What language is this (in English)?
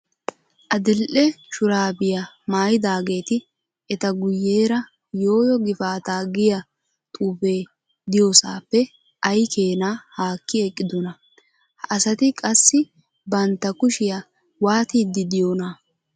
Wolaytta